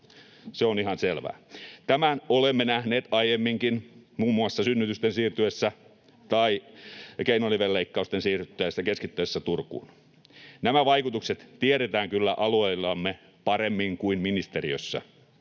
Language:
Finnish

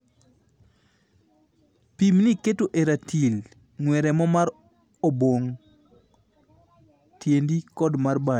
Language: Luo (Kenya and Tanzania)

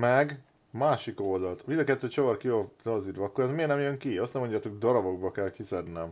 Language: Hungarian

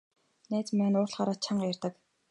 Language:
Mongolian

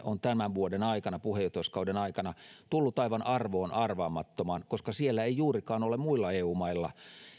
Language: Finnish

